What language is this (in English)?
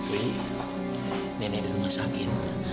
Indonesian